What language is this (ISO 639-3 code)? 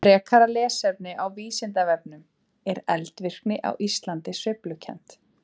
isl